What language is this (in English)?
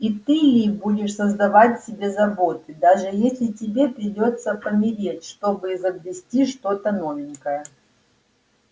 Russian